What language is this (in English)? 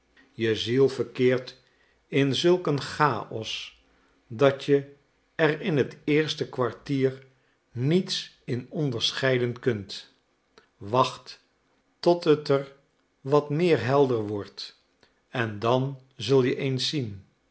Dutch